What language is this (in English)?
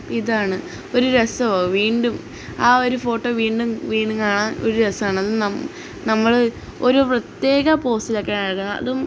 Malayalam